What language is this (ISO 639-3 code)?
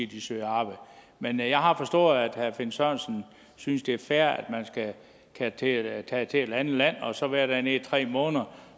dan